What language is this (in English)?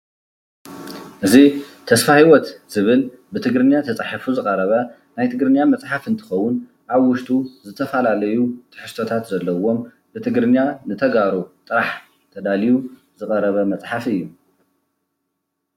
Tigrinya